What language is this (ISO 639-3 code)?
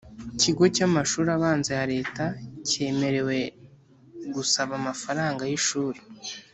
kin